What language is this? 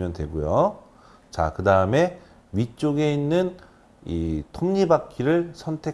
Korean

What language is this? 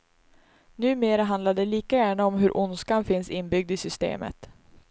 Swedish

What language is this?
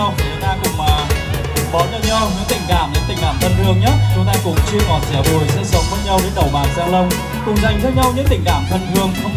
Vietnamese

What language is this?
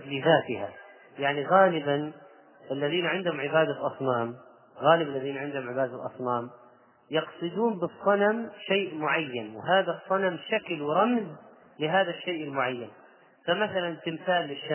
Arabic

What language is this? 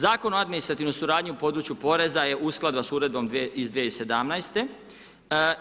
Croatian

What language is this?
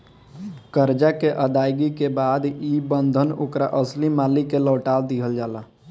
Bhojpuri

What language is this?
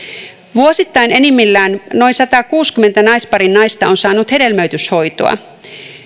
Finnish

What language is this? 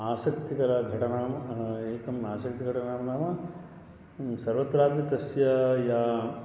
Sanskrit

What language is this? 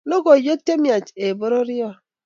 Kalenjin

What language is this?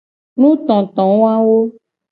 Gen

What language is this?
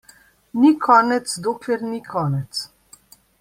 Slovenian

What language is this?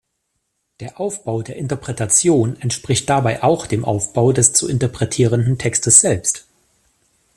German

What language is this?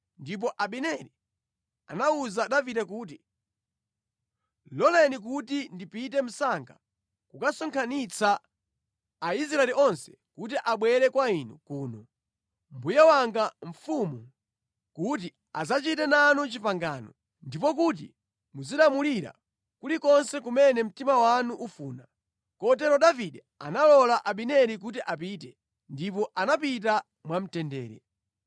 Nyanja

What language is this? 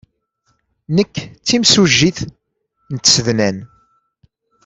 Kabyle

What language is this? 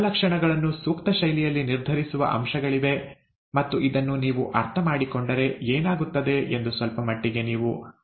Kannada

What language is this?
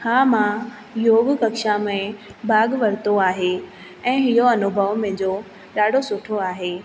Sindhi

